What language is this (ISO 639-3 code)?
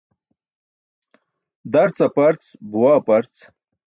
bsk